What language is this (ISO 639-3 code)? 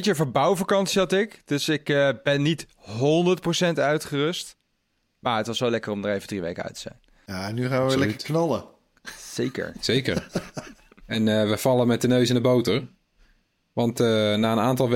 nld